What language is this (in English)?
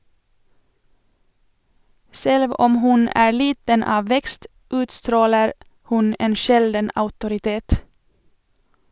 Norwegian